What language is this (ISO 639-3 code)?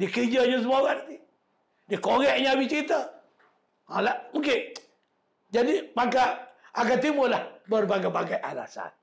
msa